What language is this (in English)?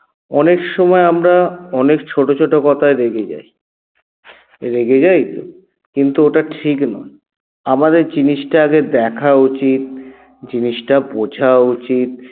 Bangla